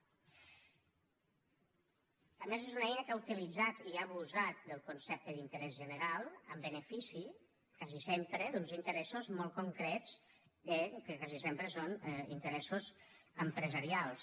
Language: Catalan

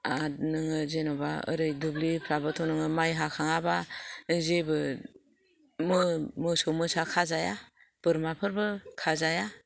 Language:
Bodo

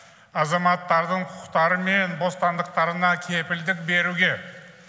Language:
Kazakh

